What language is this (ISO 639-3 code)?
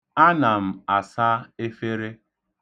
ibo